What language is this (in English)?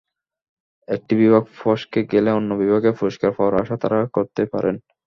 Bangla